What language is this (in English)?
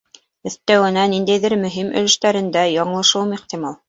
Bashkir